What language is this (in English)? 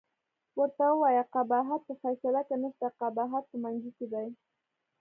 Pashto